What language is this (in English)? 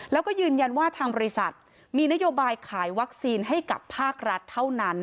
Thai